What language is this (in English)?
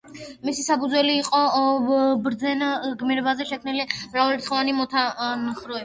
Georgian